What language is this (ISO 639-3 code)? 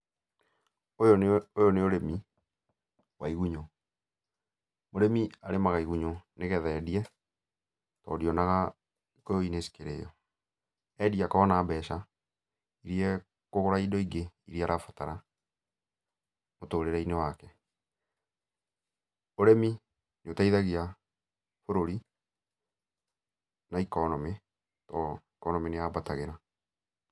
kik